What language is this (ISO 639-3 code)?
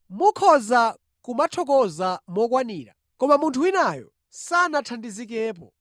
nya